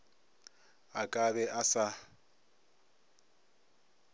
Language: Northern Sotho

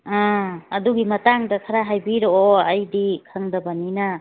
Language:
Manipuri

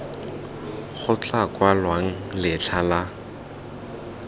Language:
Tswana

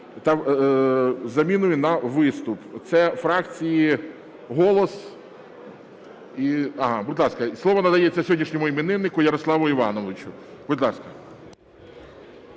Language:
Ukrainian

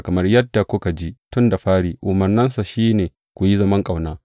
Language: Hausa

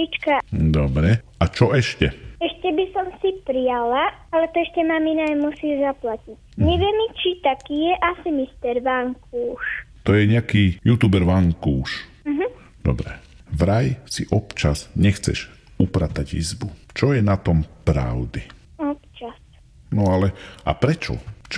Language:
Slovak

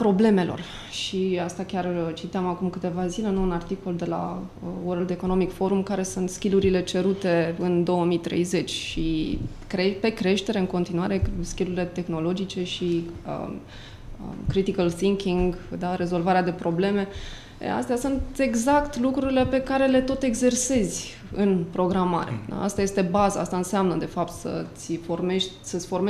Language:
Romanian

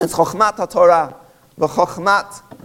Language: Hebrew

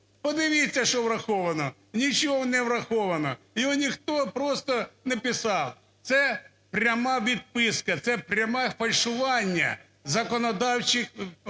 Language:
Ukrainian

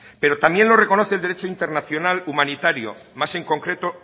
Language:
Spanish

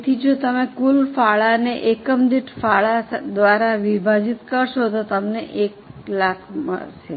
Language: Gujarati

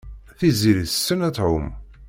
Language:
Kabyle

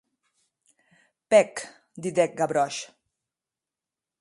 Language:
Occitan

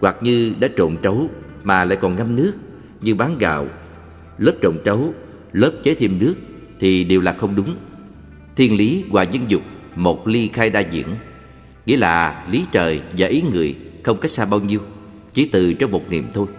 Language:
Vietnamese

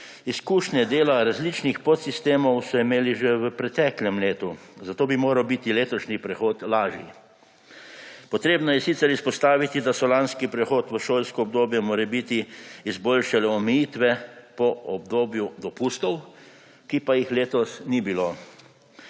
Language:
Slovenian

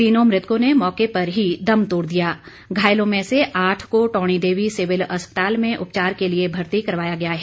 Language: Hindi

